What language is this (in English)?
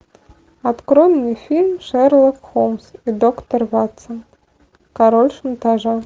Russian